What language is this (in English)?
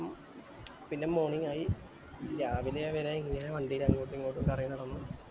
Malayalam